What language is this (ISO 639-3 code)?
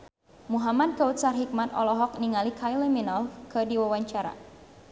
sun